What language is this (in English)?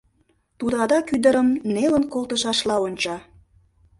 Mari